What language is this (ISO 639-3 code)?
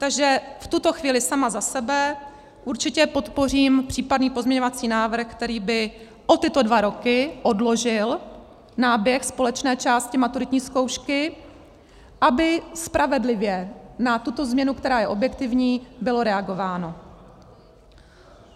ces